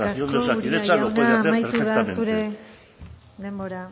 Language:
Basque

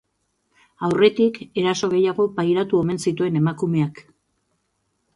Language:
Basque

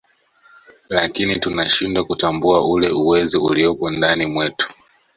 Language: Swahili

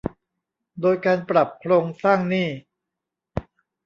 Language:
Thai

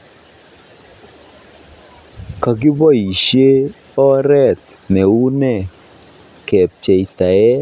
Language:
Kalenjin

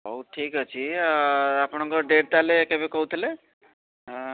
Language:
Odia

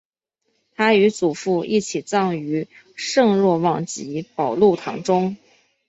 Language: Chinese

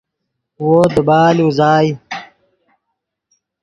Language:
Yidgha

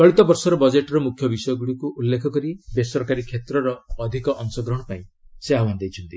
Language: Odia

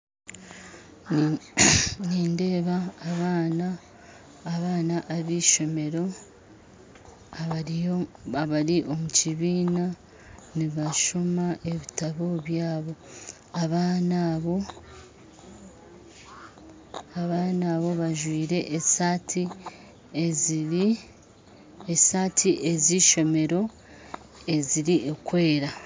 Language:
Nyankole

